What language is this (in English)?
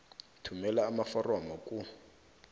South Ndebele